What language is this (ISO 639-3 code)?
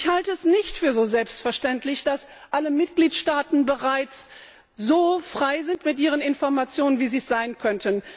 deu